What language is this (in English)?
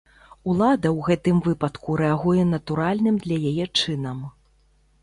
Belarusian